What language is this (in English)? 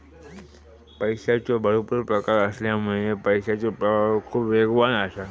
Marathi